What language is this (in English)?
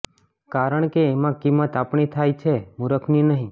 Gujarati